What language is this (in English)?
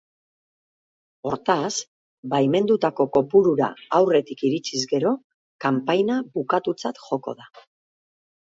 Basque